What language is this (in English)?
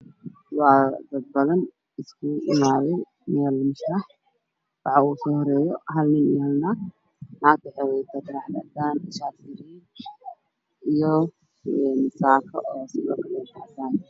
Somali